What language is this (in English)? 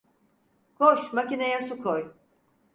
Turkish